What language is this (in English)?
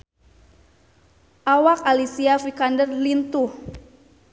Sundanese